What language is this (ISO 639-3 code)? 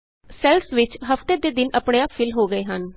pan